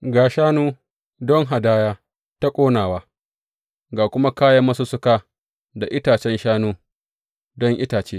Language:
Hausa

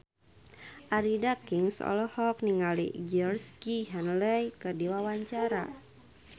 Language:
Sundanese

